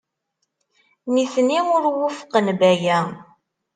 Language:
Kabyle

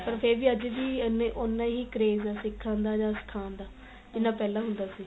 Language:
Punjabi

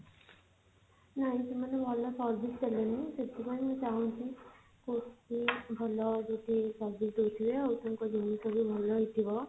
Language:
Odia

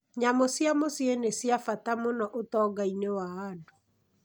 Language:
Kikuyu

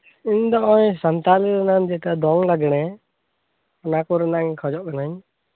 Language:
Santali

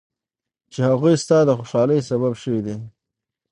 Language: Pashto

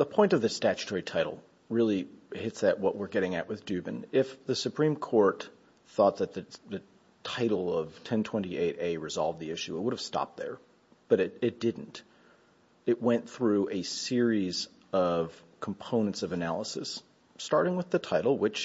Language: English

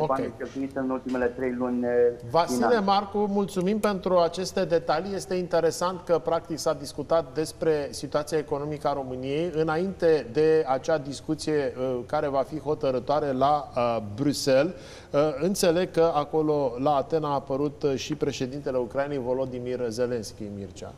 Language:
Romanian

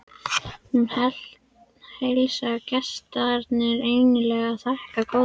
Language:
Icelandic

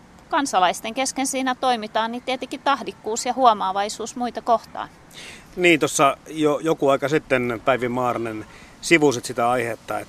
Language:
Finnish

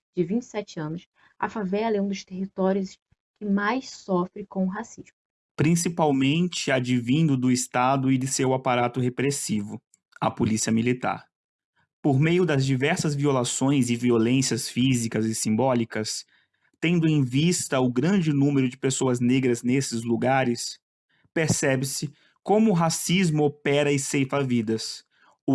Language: Portuguese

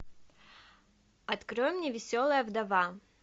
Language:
Russian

